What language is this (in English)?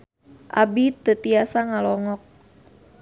Sundanese